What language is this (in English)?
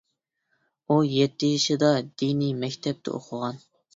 Uyghur